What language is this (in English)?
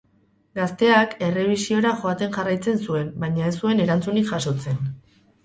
Basque